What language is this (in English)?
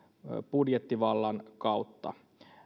Finnish